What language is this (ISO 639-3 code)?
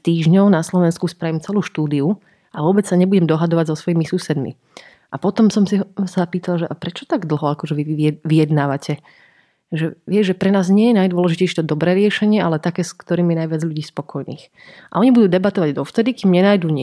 slk